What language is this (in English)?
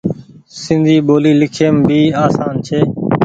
Goaria